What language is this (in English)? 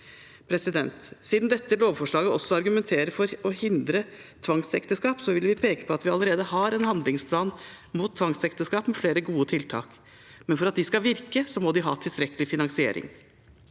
Norwegian